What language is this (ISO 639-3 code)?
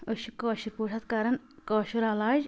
kas